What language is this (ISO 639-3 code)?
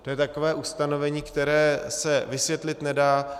ces